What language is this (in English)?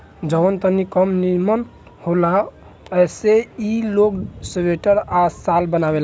Bhojpuri